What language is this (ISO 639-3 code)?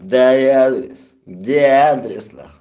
rus